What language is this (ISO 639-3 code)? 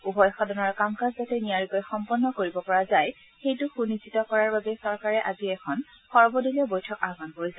asm